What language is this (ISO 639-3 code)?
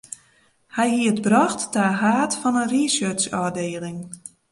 fry